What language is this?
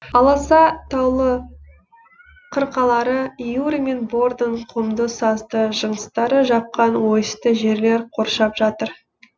Kazakh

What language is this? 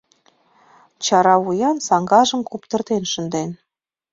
Mari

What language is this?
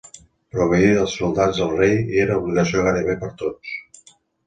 Catalan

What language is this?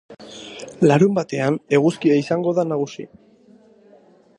Basque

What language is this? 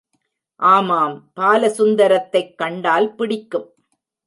Tamil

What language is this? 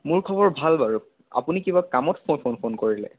Assamese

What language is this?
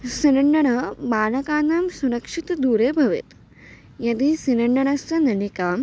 Sanskrit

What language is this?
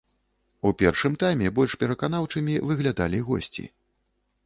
Belarusian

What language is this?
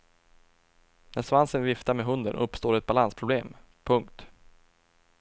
Swedish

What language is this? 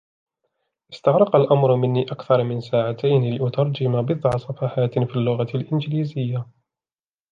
Arabic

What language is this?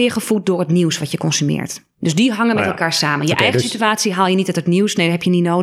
Dutch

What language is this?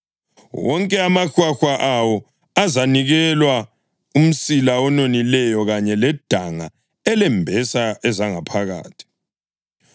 North Ndebele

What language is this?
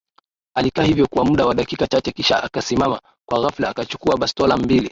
Swahili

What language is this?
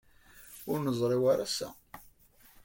Kabyle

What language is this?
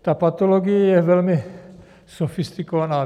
Czech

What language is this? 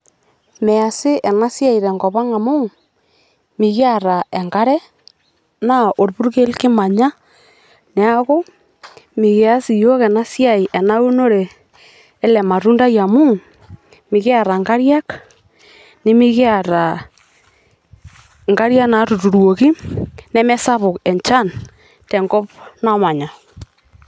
Masai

